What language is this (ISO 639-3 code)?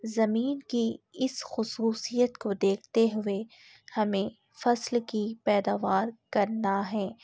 urd